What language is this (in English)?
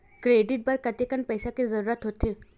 Chhattisgarhi